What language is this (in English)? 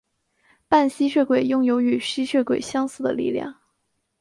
Chinese